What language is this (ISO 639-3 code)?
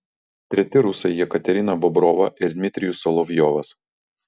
lit